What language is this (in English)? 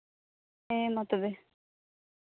Santali